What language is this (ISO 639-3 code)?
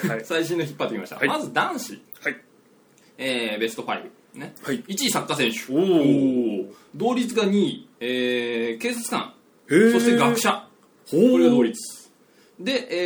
jpn